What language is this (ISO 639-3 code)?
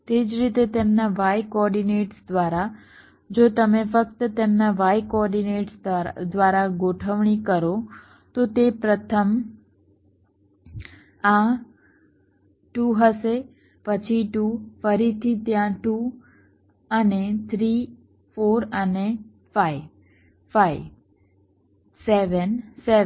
guj